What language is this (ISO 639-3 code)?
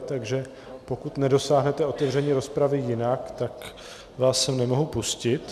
ces